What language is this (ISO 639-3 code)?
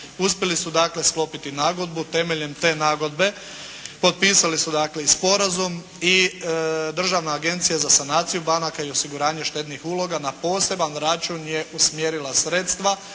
hrv